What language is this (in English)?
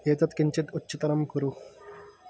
Sanskrit